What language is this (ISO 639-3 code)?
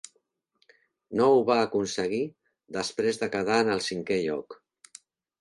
cat